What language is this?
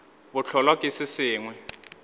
Northern Sotho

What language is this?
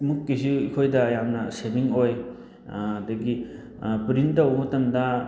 Manipuri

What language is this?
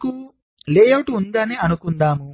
Telugu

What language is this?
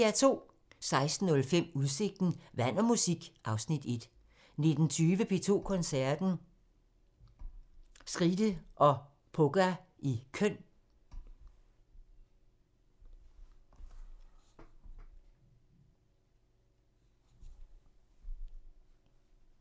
Danish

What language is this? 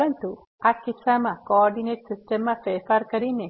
Gujarati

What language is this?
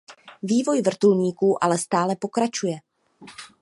Czech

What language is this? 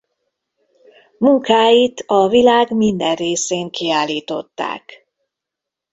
Hungarian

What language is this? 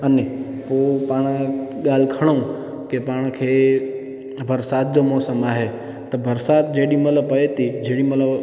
Sindhi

